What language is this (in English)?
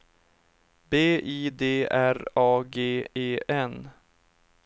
Swedish